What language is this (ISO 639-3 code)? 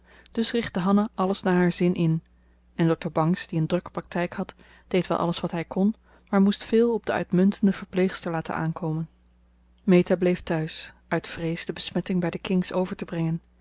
nld